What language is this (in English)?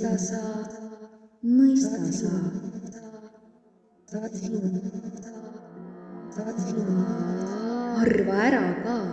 Estonian